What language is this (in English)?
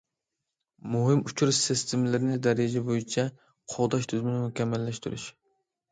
Uyghur